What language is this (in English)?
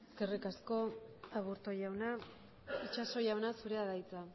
Basque